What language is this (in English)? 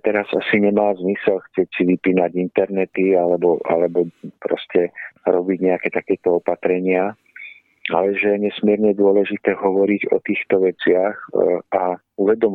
Czech